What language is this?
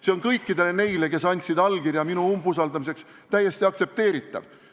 Estonian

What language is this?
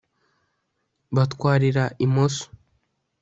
Kinyarwanda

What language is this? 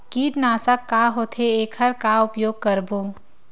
Chhattisgarhi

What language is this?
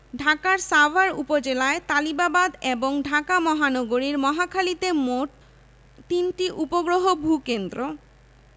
Bangla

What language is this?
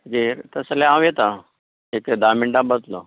Konkani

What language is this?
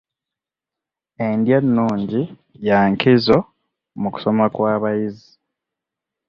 Ganda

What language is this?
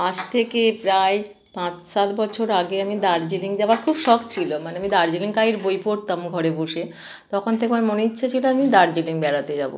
Bangla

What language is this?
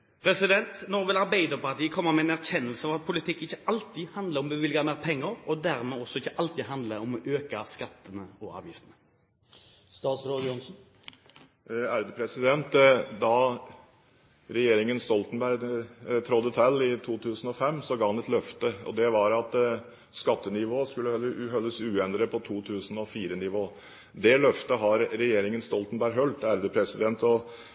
Norwegian Bokmål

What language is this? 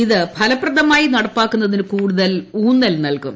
Malayalam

